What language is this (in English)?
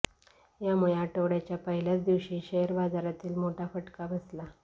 Marathi